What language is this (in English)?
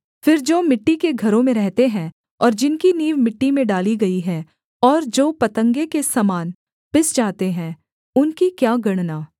Hindi